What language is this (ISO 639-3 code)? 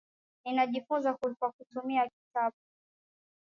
swa